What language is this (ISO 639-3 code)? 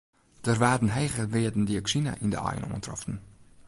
fry